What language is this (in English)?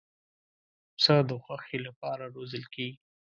Pashto